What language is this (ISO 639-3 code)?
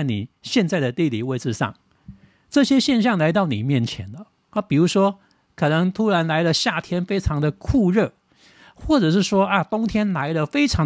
zho